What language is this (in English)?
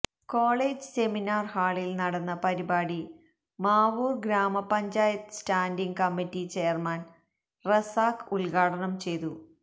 Malayalam